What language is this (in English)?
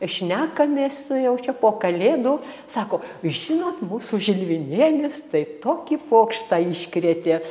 Lithuanian